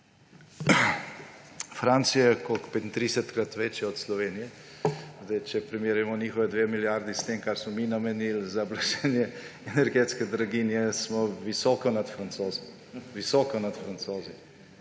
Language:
Slovenian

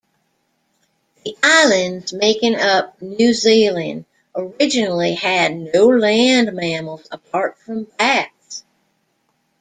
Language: English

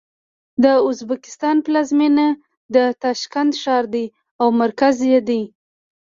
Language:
Pashto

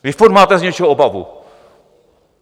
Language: Czech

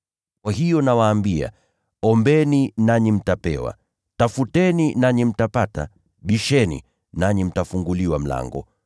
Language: Swahili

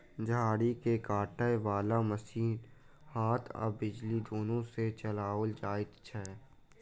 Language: Maithili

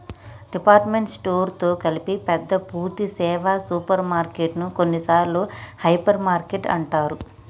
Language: Telugu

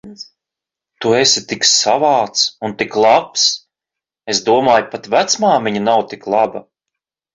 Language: Latvian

